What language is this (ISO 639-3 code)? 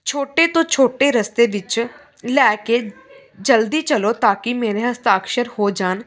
pan